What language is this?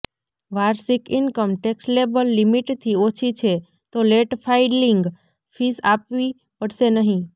Gujarati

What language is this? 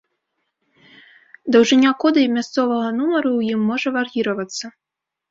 Belarusian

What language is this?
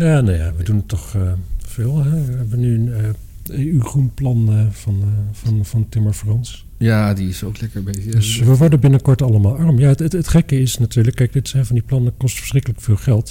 Dutch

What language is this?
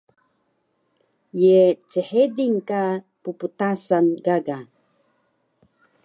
Taroko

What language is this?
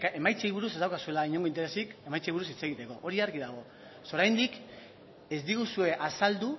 Basque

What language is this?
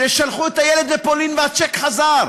Hebrew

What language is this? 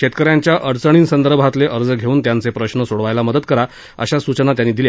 Marathi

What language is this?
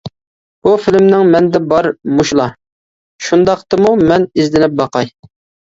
Uyghur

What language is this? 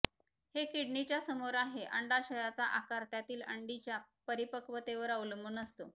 Marathi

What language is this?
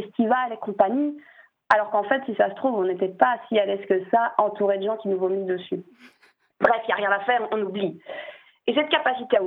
French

